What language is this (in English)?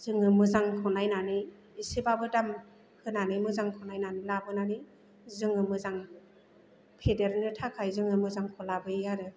Bodo